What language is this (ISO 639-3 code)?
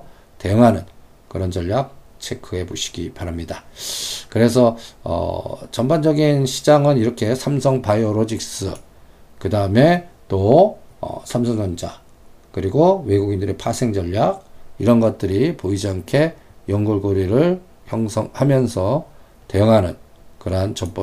kor